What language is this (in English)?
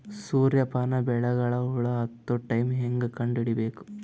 Kannada